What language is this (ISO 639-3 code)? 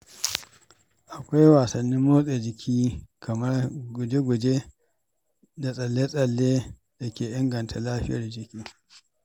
hau